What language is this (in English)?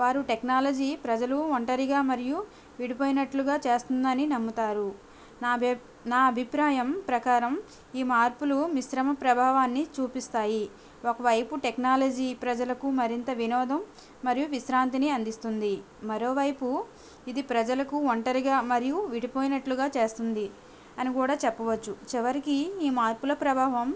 Telugu